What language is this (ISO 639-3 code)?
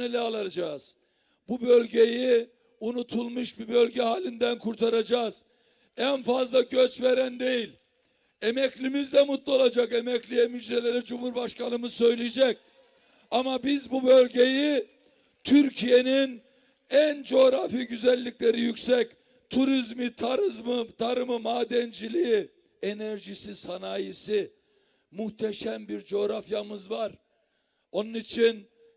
tur